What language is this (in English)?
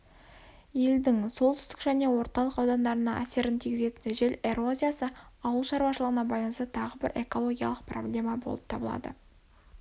Kazakh